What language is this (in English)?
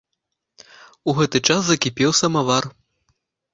Belarusian